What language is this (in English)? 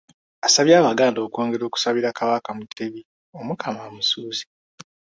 Ganda